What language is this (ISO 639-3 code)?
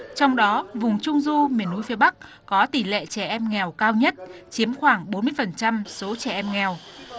vie